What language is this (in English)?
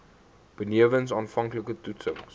Afrikaans